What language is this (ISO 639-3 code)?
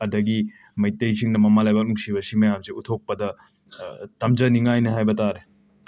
mni